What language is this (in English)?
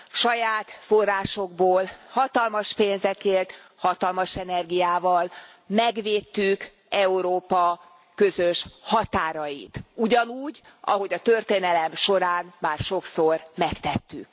Hungarian